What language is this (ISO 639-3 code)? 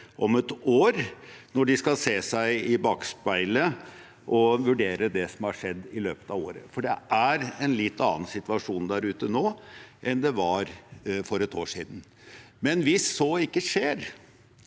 nor